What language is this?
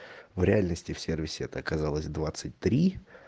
Russian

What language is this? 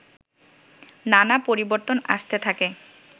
Bangla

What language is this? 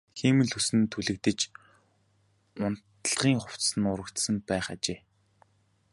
Mongolian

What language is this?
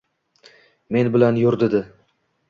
Uzbek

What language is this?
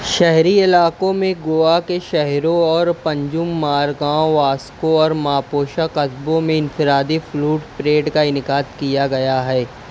Urdu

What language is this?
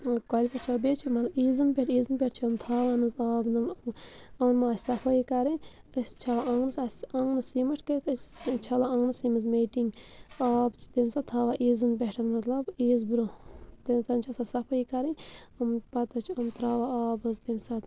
Kashmiri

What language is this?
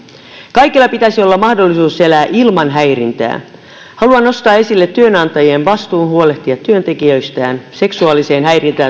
Finnish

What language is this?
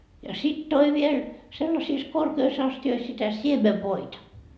Finnish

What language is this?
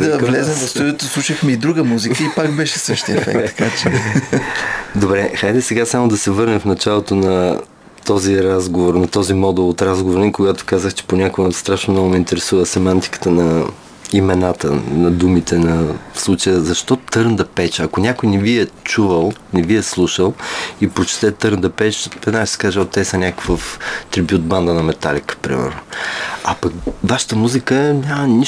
Bulgarian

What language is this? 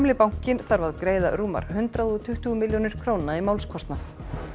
Icelandic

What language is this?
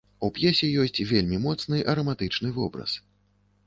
Belarusian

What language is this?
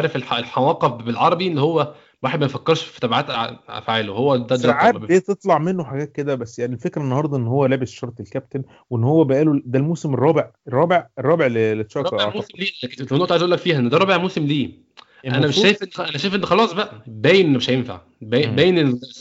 Arabic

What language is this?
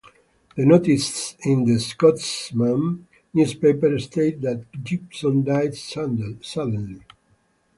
English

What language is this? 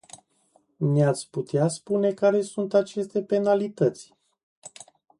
Romanian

